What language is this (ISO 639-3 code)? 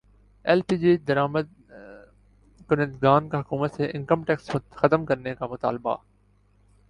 urd